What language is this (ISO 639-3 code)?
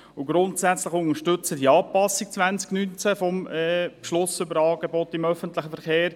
gsw